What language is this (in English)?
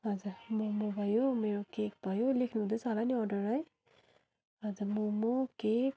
Nepali